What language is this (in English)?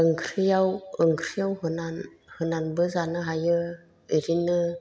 Bodo